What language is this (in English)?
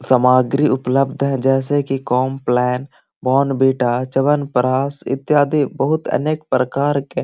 Magahi